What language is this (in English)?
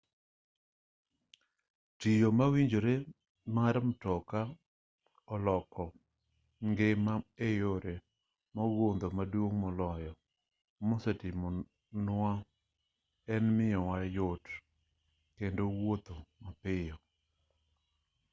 Luo (Kenya and Tanzania)